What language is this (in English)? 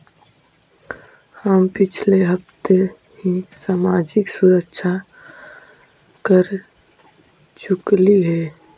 Magahi